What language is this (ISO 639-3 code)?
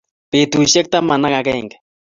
kln